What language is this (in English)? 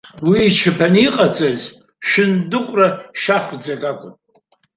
Abkhazian